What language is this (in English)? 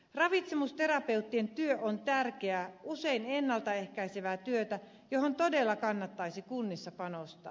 Finnish